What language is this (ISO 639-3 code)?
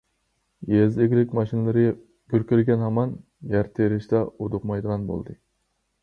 uig